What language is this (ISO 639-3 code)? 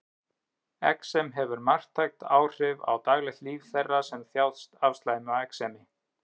isl